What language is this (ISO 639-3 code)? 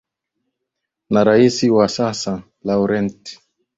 swa